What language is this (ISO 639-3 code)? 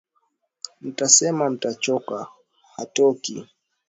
swa